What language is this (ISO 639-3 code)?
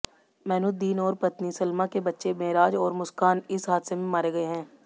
hin